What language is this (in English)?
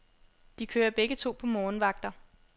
Danish